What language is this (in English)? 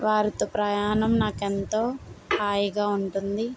Telugu